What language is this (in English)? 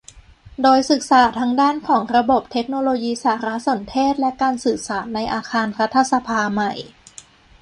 Thai